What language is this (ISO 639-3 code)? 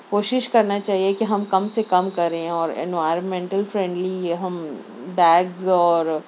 urd